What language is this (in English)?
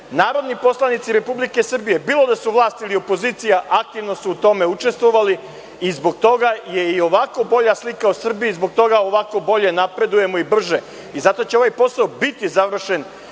Serbian